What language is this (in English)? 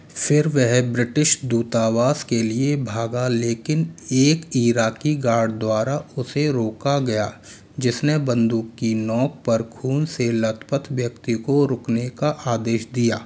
Hindi